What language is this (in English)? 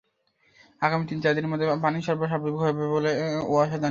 Bangla